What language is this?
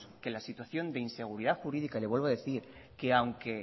Spanish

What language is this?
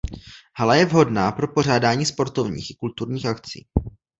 Czech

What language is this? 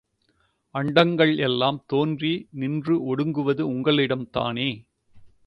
Tamil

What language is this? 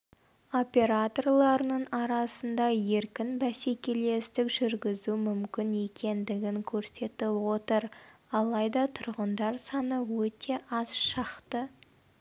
Kazakh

